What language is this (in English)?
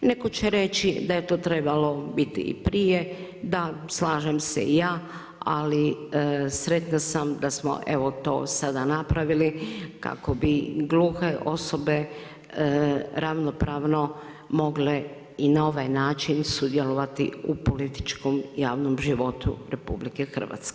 Croatian